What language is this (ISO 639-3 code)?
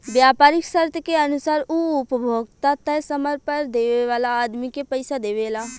bho